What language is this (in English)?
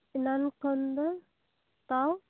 Santali